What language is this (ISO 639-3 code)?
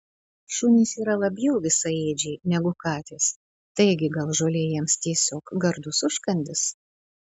lit